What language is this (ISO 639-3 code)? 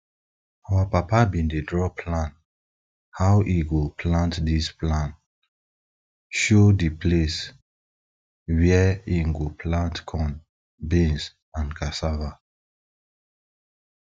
pcm